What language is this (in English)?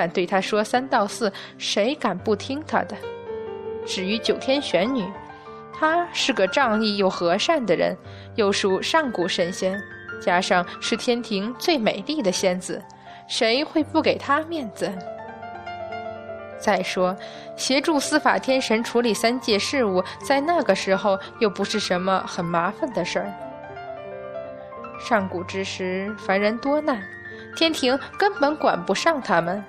Chinese